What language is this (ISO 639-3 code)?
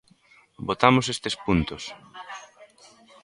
glg